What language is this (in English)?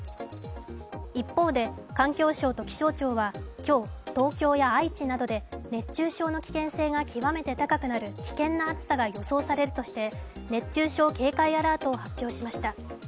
Japanese